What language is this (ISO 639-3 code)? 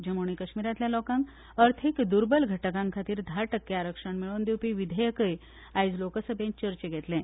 kok